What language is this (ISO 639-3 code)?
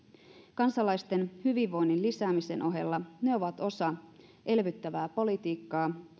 fin